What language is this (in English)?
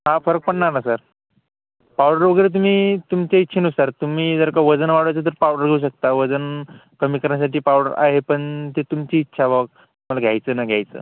Marathi